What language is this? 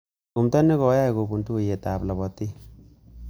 Kalenjin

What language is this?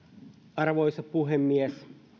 Finnish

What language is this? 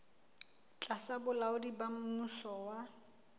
Southern Sotho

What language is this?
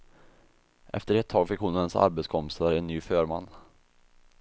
Swedish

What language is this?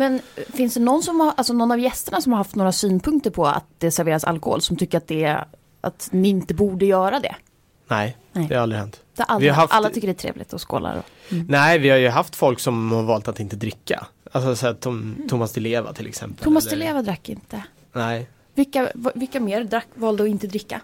Swedish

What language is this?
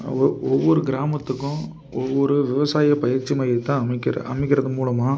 Tamil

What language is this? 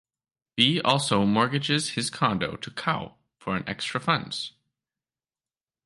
English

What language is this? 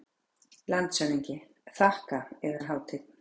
Icelandic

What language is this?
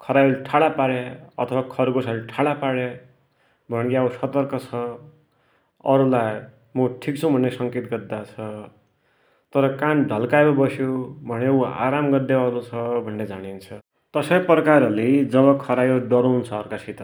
Dotyali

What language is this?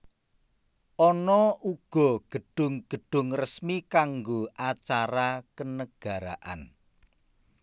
Javanese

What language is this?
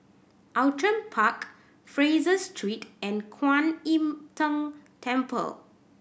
English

